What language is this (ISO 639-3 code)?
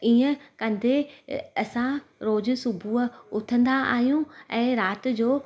snd